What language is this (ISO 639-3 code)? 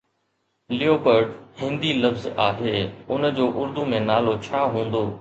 snd